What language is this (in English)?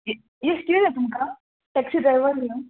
Konkani